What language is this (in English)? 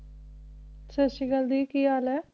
Punjabi